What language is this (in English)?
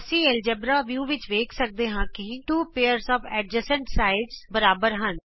Punjabi